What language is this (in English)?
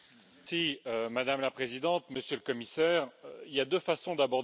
French